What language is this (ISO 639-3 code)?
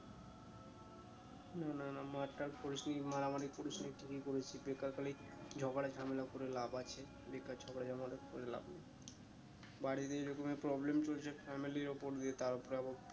ben